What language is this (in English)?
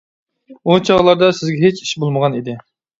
Uyghur